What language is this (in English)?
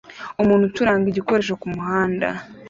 Kinyarwanda